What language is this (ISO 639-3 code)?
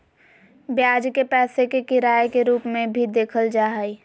mag